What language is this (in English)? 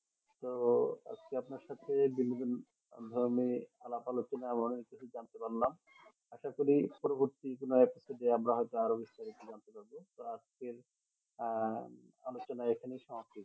Bangla